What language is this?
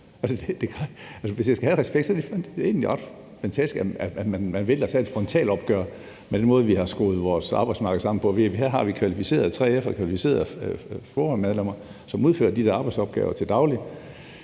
Danish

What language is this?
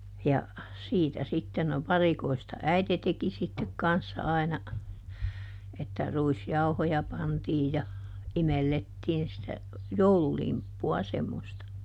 Finnish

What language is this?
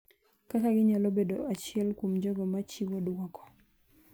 Luo (Kenya and Tanzania)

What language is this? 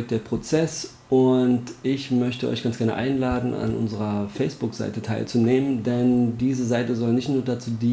German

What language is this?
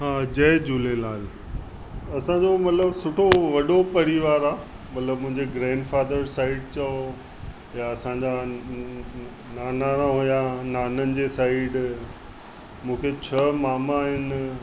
Sindhi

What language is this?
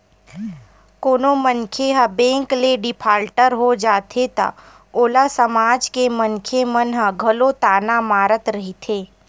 Chhattisgarhi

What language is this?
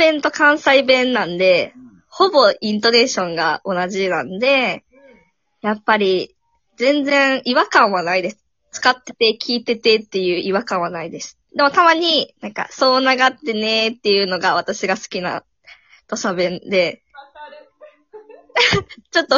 Japanese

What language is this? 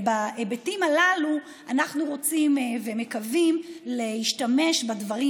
Hebrew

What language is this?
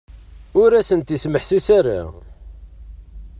Kabyle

